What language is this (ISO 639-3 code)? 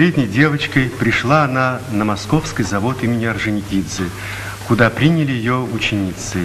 rus